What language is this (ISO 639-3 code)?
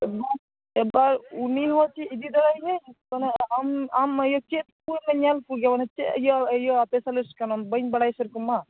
sat